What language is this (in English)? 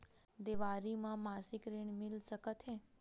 Chhattisgarhi